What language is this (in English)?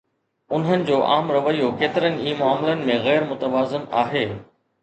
Sindhi